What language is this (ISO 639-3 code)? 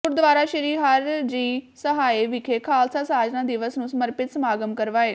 pan